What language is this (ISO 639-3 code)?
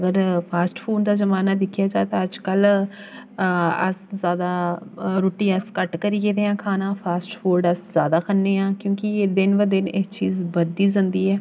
doi